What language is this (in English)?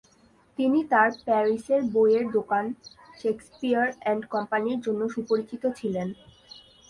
Bangla